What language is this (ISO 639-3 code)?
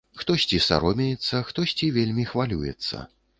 bel